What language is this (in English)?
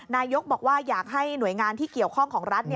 Thai